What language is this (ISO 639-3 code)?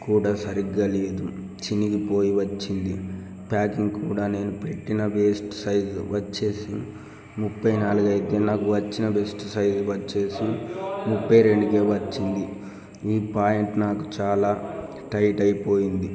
tel